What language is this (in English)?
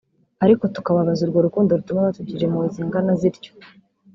Kinyarwanda